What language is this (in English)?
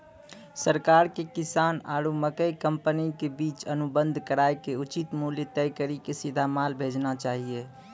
Maithili